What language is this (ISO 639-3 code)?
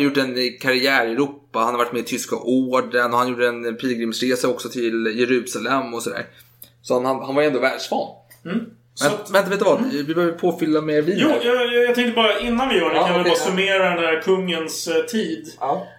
swe